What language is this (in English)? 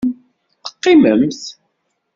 Kabyle